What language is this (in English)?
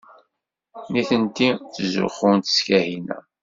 Kabyle